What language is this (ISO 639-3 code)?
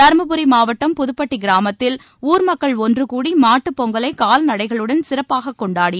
tam